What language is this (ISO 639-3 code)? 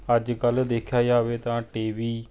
pan